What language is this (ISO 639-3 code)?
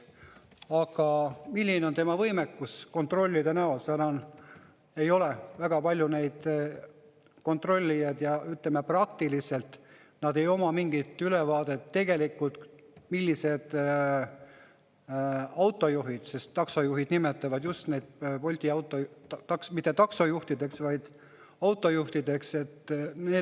est